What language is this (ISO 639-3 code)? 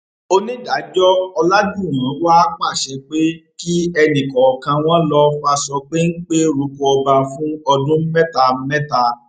yor